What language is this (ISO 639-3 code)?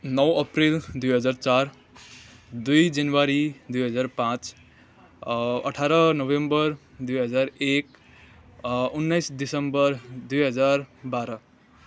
nep